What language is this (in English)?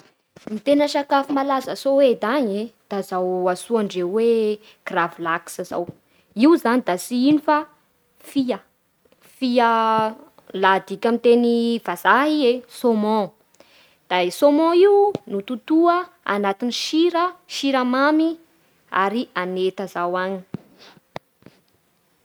Bara Malagasy